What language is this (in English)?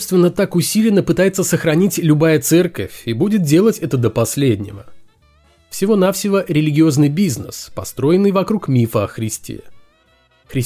Russian